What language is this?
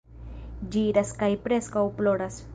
Esperanto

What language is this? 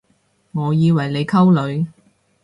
Cantonese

